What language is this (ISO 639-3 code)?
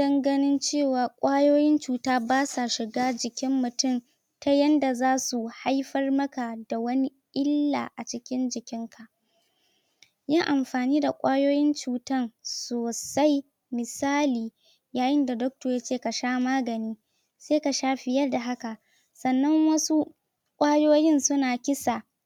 hau